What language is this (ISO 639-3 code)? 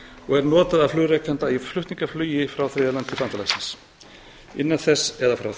isl